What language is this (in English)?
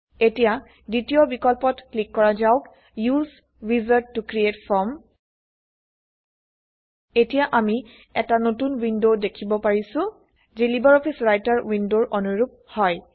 Assamese